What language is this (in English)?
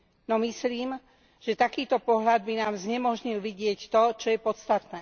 Slovak